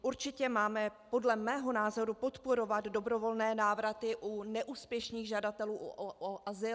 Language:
Czech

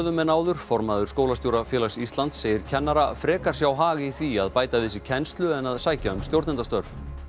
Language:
Icelandic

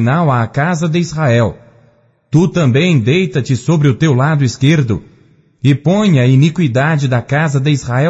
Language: Portuguese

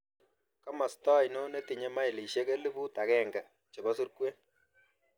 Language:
Kalenjin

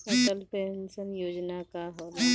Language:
Bhojpuri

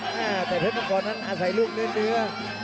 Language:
Thai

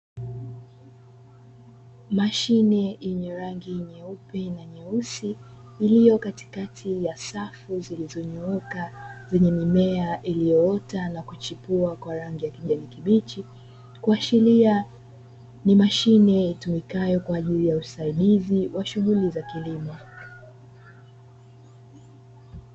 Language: Swahili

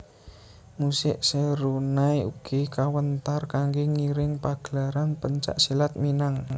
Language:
Javanese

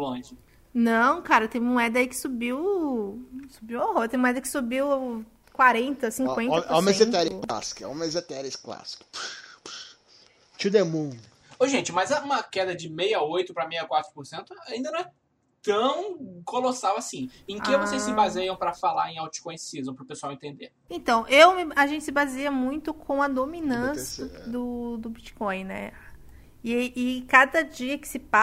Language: Portuguese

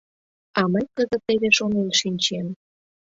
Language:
Mari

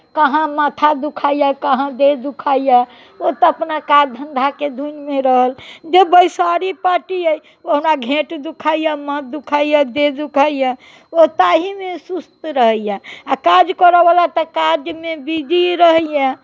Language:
Maithili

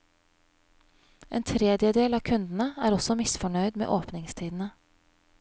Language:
Norwegian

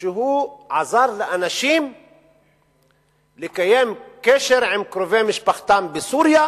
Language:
Hebrew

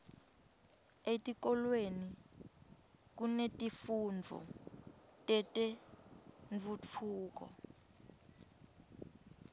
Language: Swati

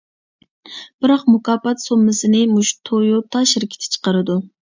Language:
Uyghur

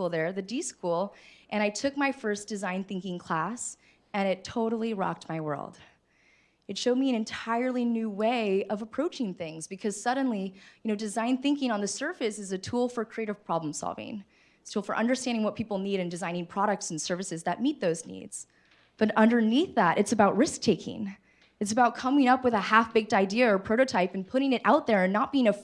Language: English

